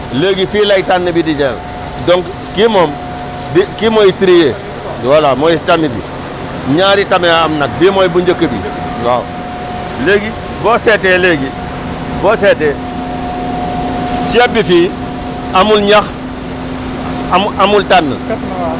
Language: Wolof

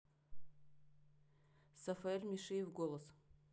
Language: Russian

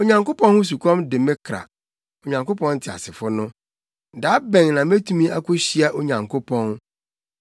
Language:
Akan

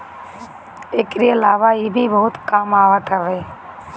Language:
Bhojpuri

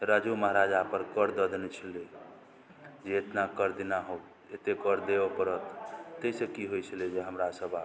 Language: Maithili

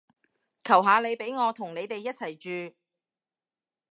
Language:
Cantonese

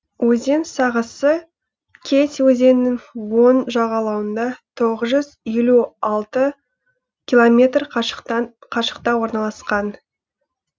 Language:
Kazakh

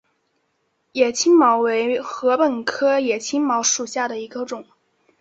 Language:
Chinese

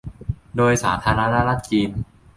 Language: Thai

